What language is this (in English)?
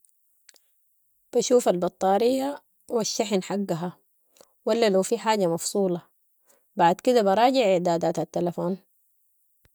Sudanese Arabic